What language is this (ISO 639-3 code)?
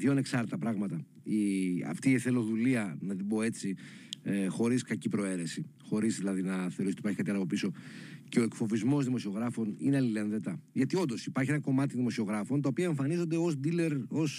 ell